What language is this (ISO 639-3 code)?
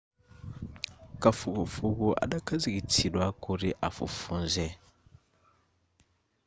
nya